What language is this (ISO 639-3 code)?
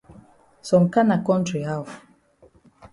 wes